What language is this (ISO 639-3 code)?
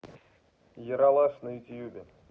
rus